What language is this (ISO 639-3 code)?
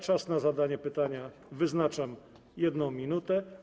pol